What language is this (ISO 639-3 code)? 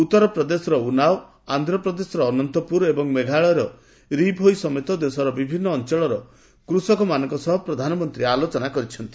ori